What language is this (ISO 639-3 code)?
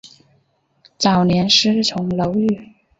zho